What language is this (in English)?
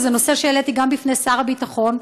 Hebrew